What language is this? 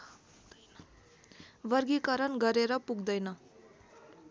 Nepali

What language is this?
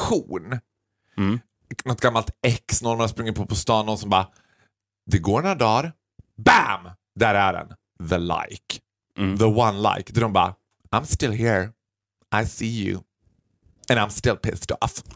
Swedish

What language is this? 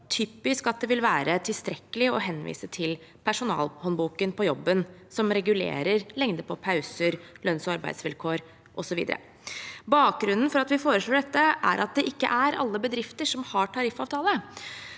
Norwegian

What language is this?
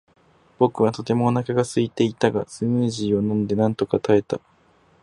Japanese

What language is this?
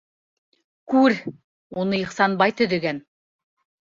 Bashkir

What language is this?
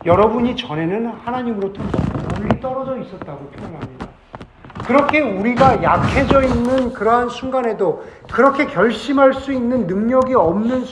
Korean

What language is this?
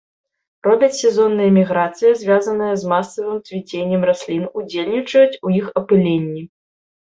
Belarusian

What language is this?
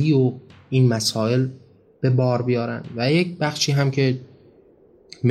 Persian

